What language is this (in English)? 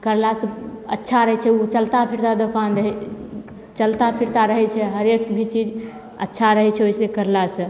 Maithili